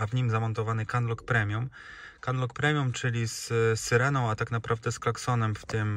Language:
Polish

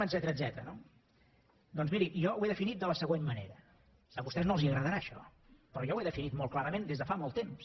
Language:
Catalan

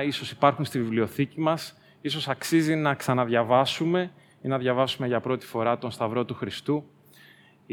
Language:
Greek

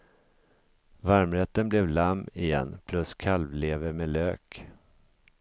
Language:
Swedish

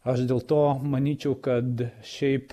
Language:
Lithuanian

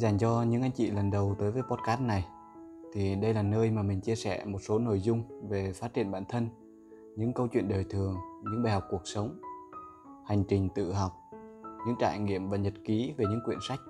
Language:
Vietnamese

